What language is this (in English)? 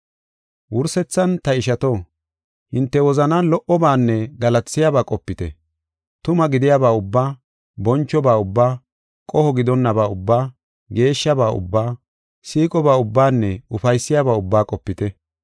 Gofa